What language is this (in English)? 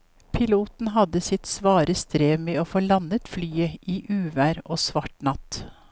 Norwegian